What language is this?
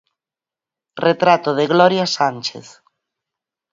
Galician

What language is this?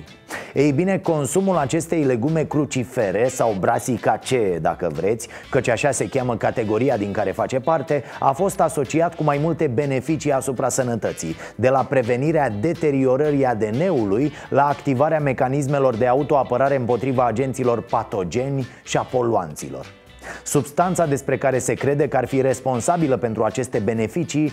Romanian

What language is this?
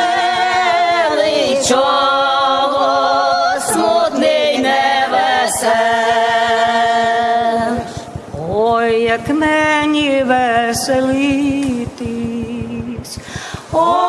Ukrainian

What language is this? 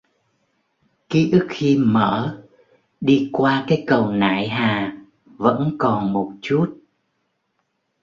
Vietnamese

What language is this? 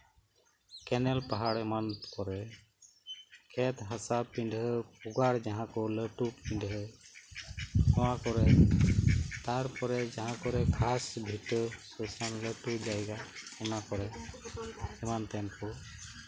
Santali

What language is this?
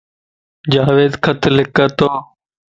Lasi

